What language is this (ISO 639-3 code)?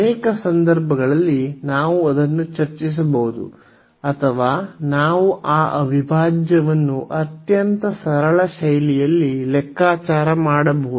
kan